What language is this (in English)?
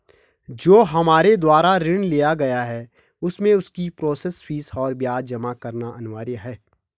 Hindi